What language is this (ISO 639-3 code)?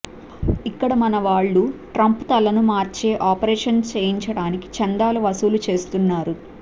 tel